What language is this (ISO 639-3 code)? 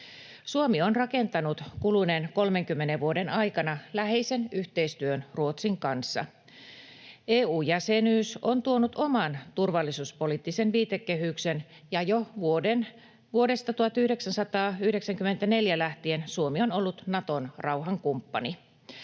fin